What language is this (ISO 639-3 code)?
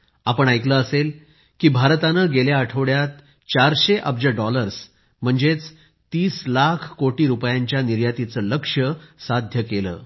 mar